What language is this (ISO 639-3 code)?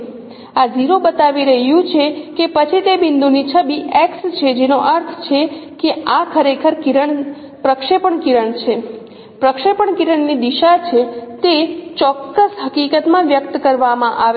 guj